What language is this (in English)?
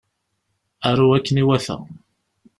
Kabyle